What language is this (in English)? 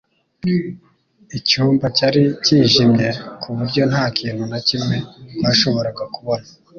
Kinyarwanda